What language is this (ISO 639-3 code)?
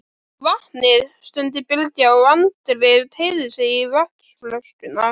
isl